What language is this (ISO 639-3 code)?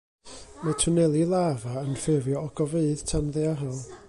cym